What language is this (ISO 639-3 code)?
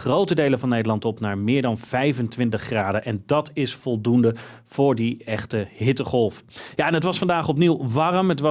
nld